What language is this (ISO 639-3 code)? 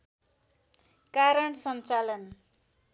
nep